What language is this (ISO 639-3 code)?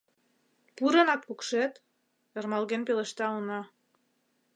chm